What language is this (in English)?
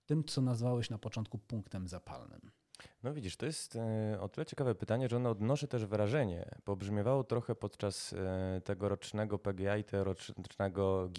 Polish